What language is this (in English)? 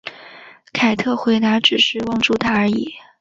Chinese